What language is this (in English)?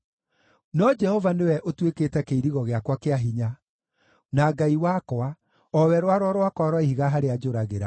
Kikuyu